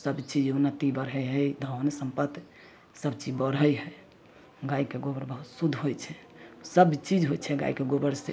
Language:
Maithili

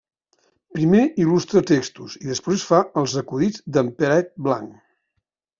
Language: Catalan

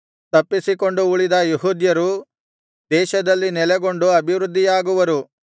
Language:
Kannada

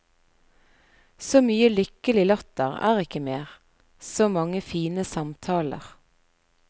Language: Norwegian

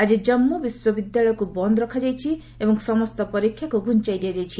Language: Odia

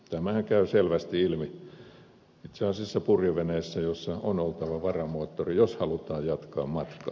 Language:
Finnish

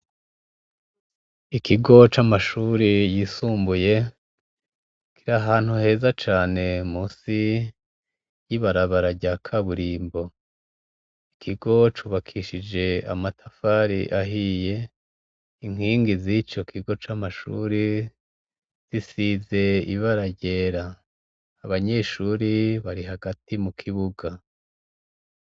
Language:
Rundi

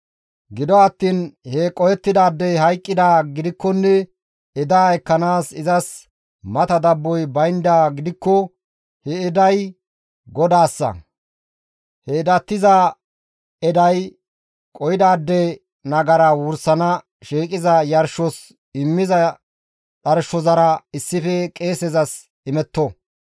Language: Gamo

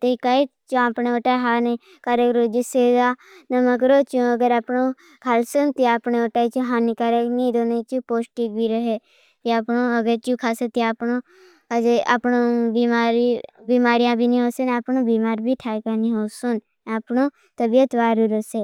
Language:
Bhili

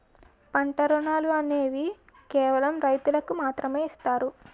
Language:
Telugu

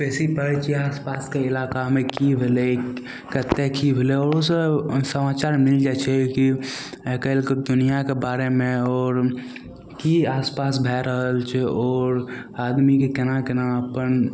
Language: Maithili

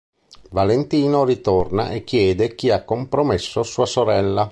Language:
Italian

